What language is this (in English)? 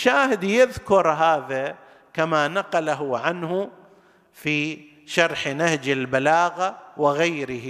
Arabic